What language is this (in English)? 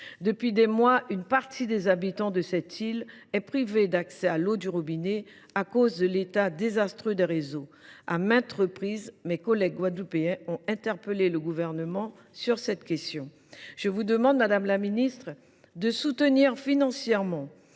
French